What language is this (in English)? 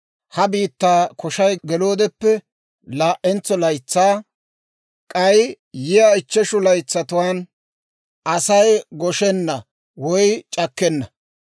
Dawro